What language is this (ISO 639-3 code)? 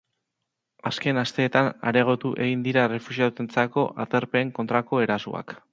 eus